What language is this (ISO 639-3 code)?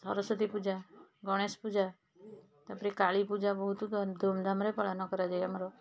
ori